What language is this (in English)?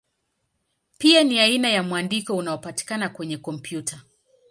Swahili